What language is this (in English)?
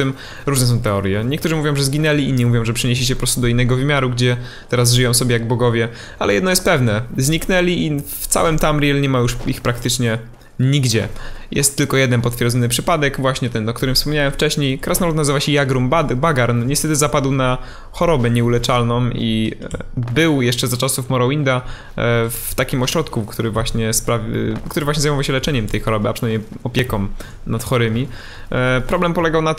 Polish